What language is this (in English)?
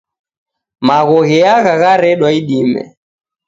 Taita